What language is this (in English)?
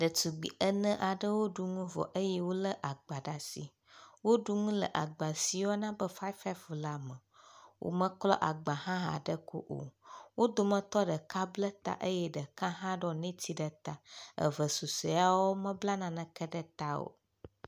Ewe